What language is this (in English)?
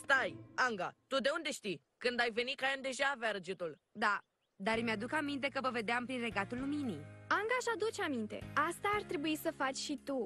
Romanian